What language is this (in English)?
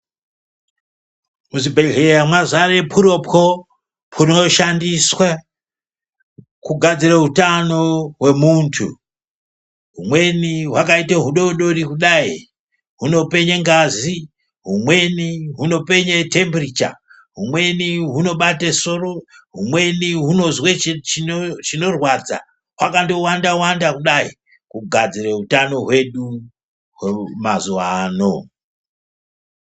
Ndau